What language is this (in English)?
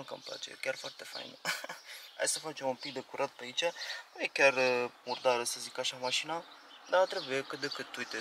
Romanian